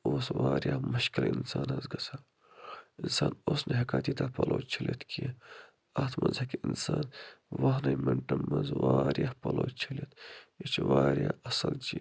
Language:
Kashmiri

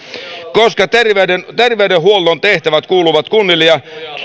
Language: Finnish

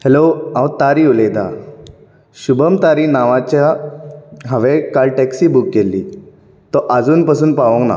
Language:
Konkani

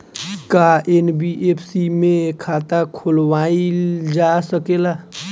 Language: Bhojpuri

